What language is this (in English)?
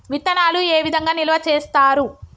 Telugu